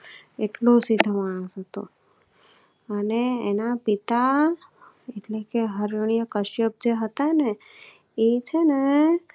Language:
Gujarati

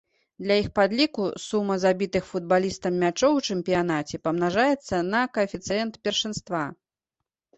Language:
Belarusian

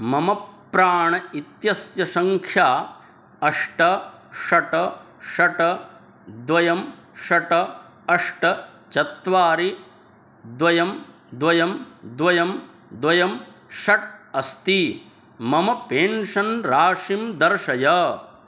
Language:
Sanskrit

